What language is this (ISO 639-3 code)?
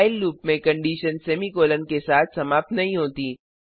hin